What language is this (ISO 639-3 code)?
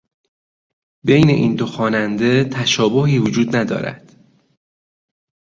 fas